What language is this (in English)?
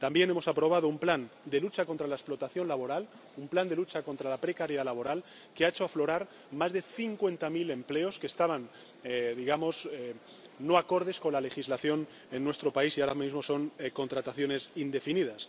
Spanish